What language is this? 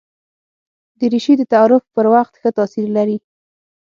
Pashto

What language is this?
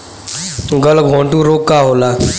Bhojpuri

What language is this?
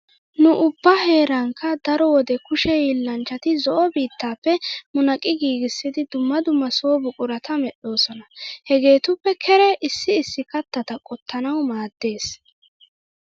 Wolaytta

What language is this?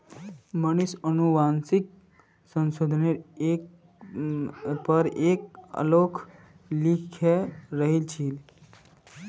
Magahi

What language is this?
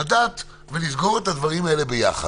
Hebrew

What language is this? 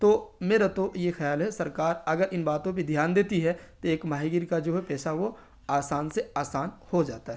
Urdu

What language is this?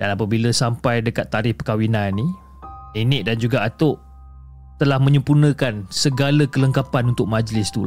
Malay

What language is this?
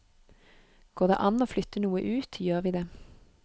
Norwegian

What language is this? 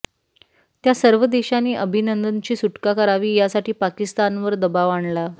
Marathi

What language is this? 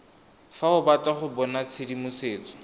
Tswana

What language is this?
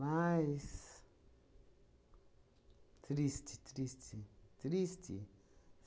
Portuguese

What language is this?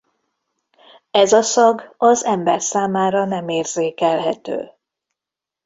Hungarian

